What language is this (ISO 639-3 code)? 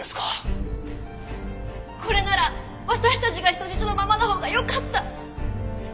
jpn